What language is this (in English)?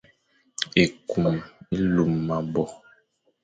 Fang